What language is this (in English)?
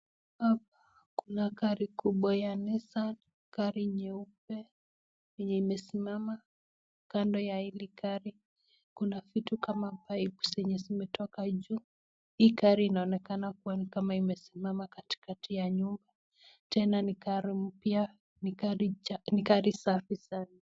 Swahili